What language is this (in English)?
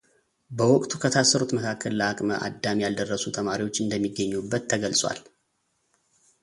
Amharic